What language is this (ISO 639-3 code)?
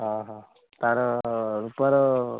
ori